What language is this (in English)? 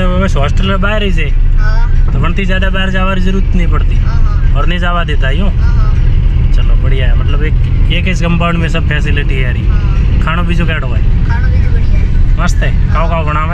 Hindi